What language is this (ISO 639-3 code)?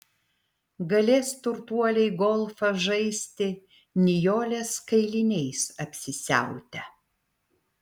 lit